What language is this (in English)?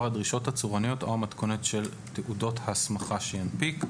Hebrew